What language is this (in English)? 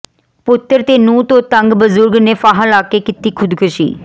Punjabi